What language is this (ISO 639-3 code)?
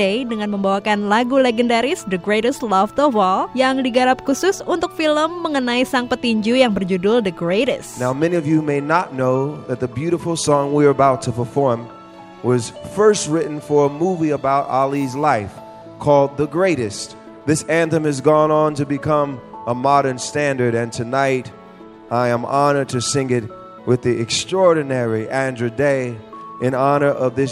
ind